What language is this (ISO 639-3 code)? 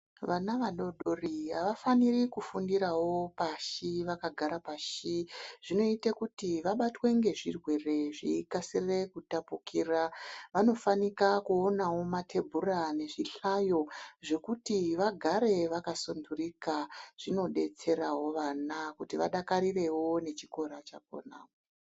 ndc